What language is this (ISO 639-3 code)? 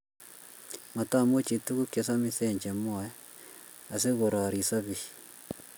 kln